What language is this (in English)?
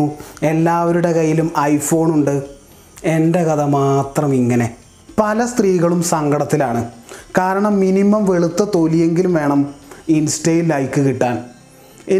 Malayalam